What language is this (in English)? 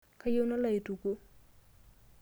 Masai